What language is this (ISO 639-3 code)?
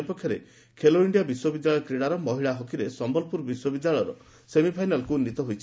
ori